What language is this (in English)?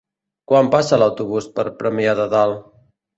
Catalan